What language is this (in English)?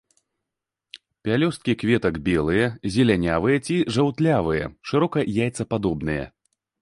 Belarusian